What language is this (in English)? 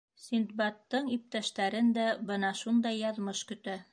Bashkir